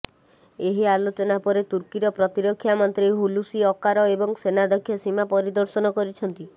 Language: Odia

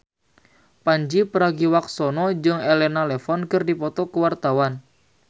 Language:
Sundanese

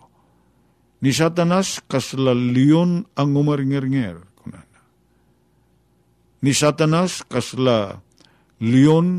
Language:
Filipino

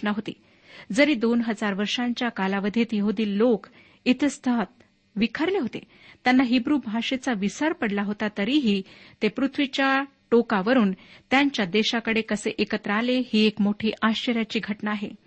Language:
Marathi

